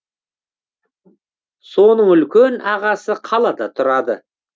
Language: Kazakh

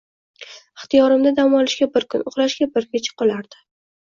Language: Uzbek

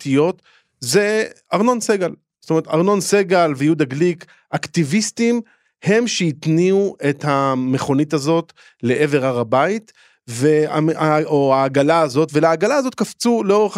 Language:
Hebrew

